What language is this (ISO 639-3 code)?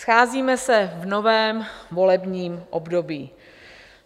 ces